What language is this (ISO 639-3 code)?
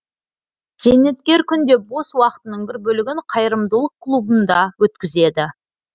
kaz